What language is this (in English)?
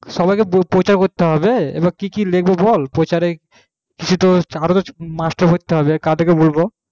Bangla